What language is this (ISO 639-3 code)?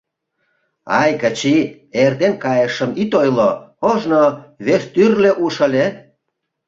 chm